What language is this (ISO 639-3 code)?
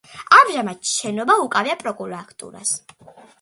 kat